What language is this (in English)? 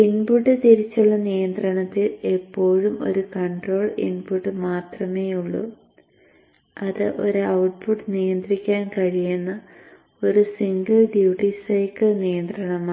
Malayalam